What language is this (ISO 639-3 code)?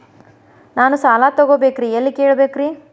kan